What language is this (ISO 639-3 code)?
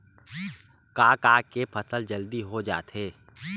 hne